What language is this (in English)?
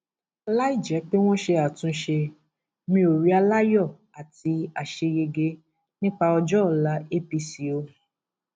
Yoruba